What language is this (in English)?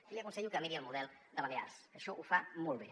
Catalan